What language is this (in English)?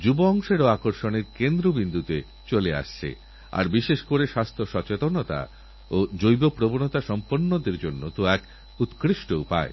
Bangla